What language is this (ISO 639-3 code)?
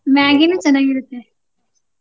kan